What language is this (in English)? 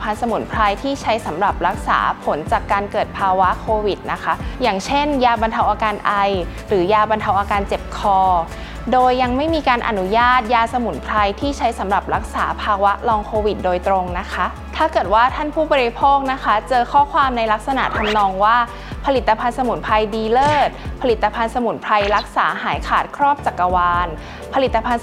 Thai